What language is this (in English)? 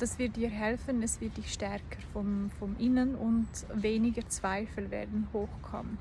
German